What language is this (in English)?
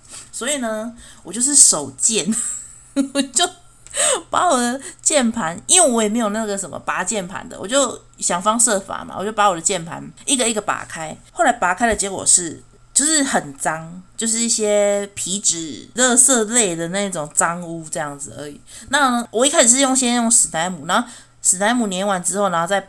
Chinese